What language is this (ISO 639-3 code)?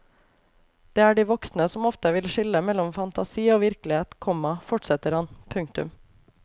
nor